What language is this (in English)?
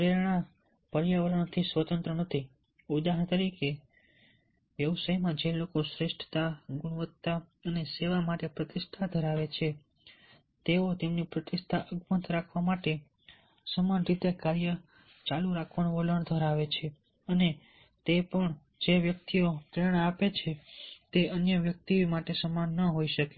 Gujarati